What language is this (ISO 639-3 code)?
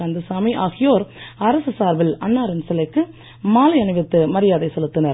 tam